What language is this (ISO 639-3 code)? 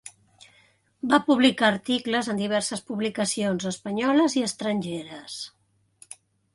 cat